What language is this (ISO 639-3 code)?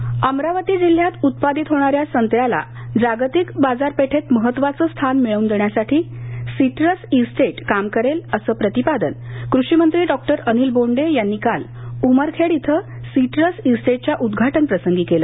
mar